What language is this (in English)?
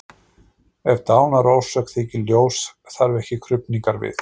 Icelandic